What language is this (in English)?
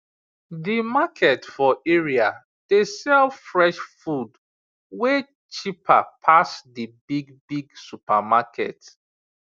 Nigerian Pidgin